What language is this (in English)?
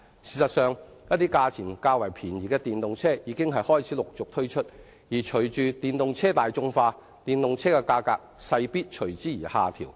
Cantonese